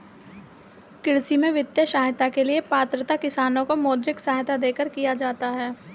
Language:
Hindi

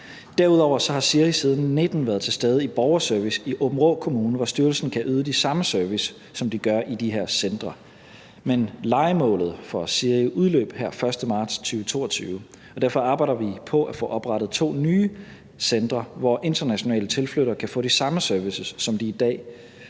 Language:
Danish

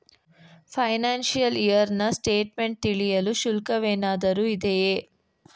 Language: Kannada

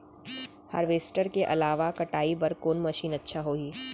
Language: Chhattisgarhi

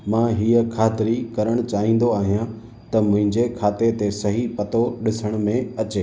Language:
Sindhi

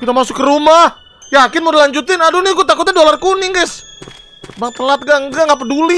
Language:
Indonesian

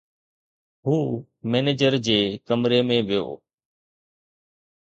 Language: Sindhi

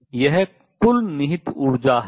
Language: Hindi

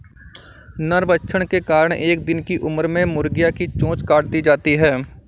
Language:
Hindi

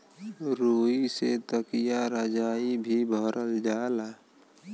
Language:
Bhojpuri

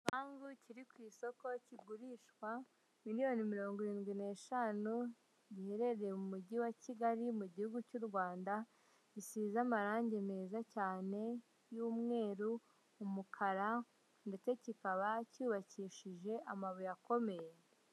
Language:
Kinyarwanda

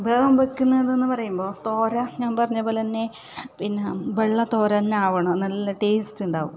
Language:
Malayalam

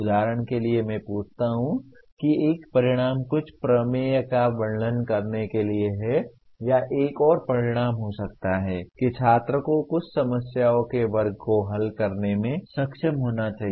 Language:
Hindi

